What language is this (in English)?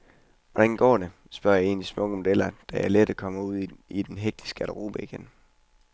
Danish